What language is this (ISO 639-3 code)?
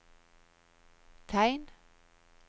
nor